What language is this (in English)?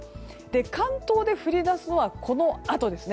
Japanese